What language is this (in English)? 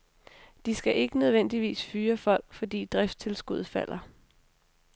Danish